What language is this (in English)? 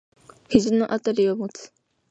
Japanese